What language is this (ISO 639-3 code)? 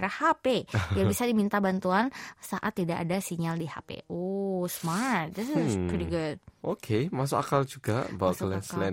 ind